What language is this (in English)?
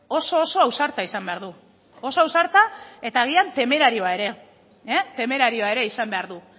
Basque